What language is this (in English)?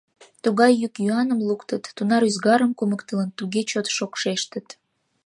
Mari